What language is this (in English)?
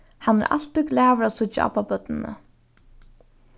Faroese